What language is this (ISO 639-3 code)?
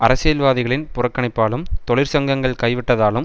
tam